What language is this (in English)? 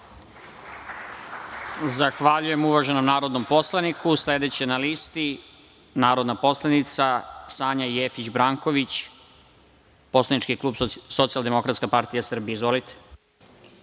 Serbian